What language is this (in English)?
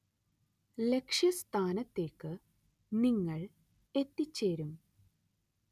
Malayalam